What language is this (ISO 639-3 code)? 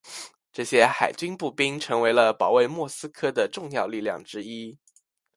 zho